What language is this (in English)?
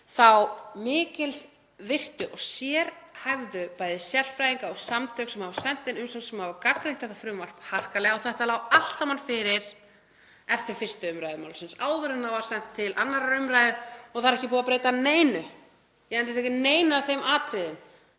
Icelandic